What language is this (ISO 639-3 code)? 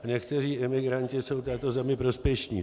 ces